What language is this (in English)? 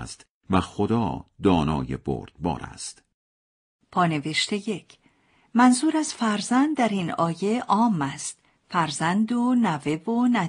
Persian